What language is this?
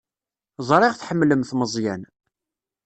Kabyle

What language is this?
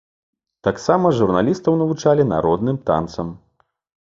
Belarusian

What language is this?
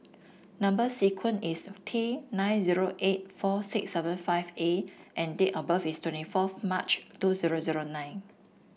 English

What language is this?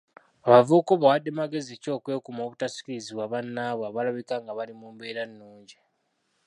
Ganda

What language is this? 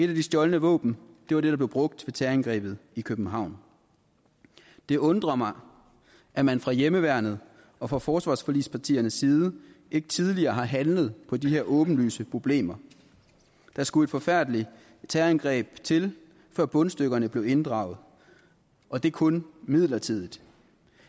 Danish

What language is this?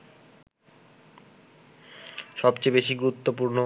Bangla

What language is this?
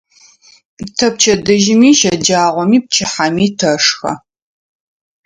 Adyghe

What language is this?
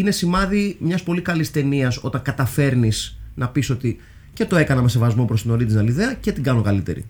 Greek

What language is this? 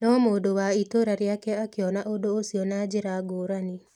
Kikuyu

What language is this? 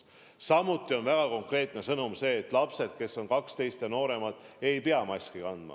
Estonian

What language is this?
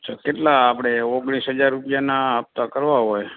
Gujarati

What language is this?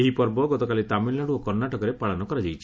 Odia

